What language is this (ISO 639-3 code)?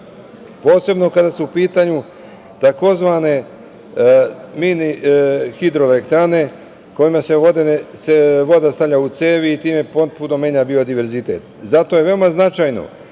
srp